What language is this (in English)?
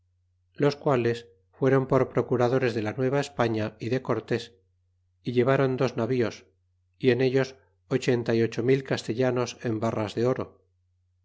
Spanish